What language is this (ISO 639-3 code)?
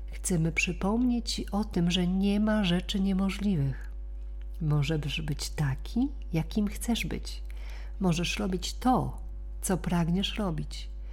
pol